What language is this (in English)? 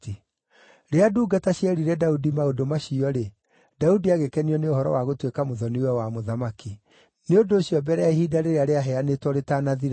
Kikuyu